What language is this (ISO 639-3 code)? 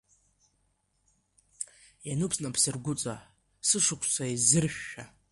abk